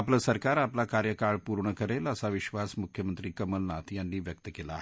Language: Marathi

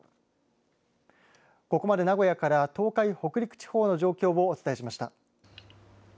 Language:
Japanese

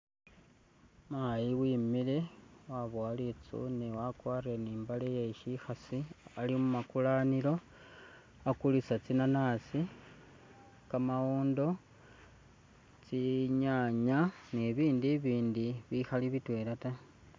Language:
Masaaba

